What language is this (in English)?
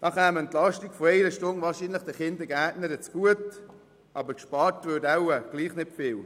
Swiss German